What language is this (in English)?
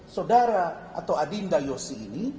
Indonesian